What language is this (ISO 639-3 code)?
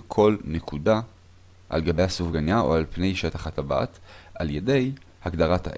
heb